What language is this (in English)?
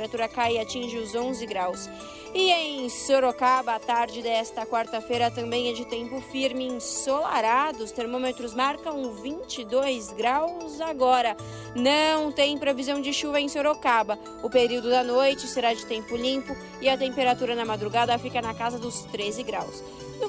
Portuguese